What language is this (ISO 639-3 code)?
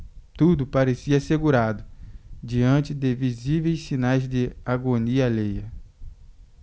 por